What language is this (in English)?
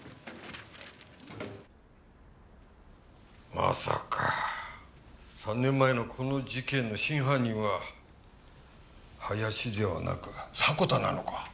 Japanese